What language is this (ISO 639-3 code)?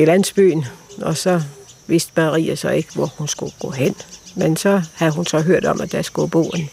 dan